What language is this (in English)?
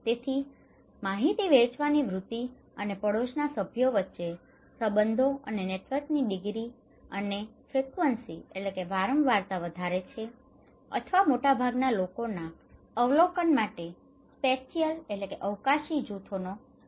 Gujarati